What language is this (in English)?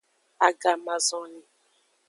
Aja (Benin)